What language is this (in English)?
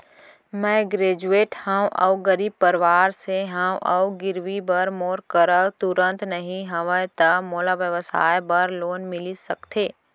Chhattisgarhi